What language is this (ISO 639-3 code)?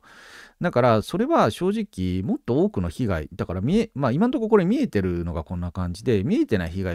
jpn